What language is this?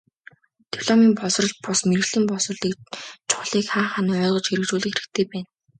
Mongolian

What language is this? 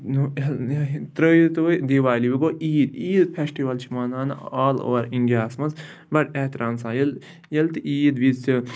Kashmiri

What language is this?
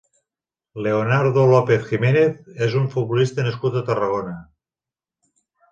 Catalan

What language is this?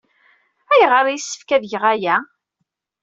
Kabyle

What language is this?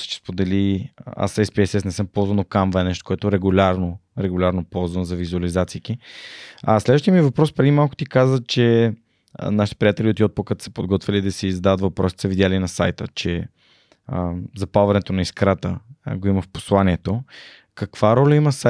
Bulgarian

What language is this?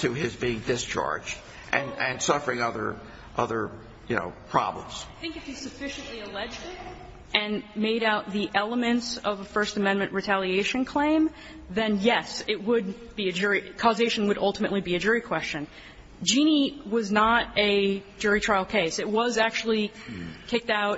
English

